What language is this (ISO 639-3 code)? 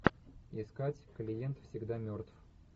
rus